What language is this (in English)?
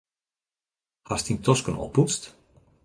Western Frisian